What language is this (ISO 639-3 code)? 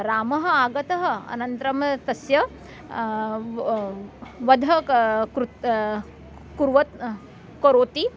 san